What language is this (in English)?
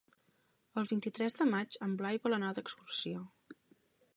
Catalan